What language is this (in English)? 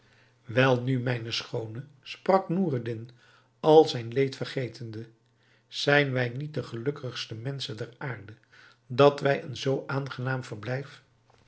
Dutch